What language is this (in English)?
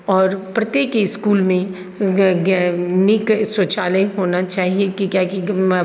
Maithili